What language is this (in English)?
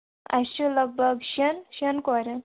Kashmiri